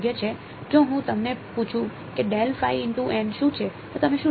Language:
Gujarati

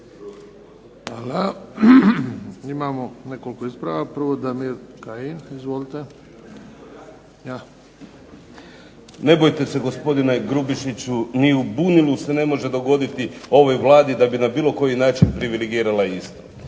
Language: Croatian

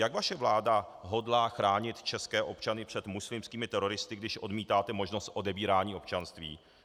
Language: Czech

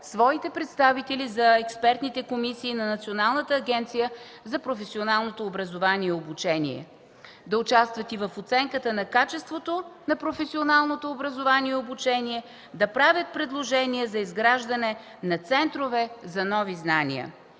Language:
Bulgarian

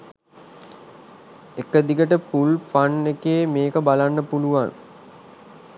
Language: Sinhala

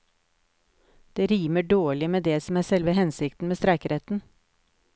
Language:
Norwegian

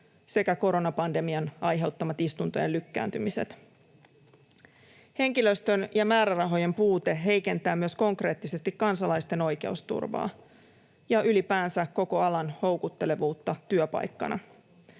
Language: Finnish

